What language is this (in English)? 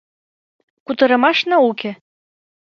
Mari